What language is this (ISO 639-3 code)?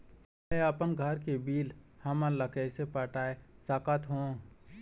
hne